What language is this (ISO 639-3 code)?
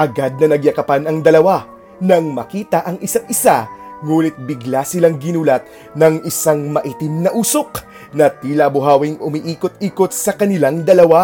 fil